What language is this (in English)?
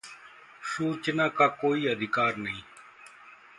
Hindi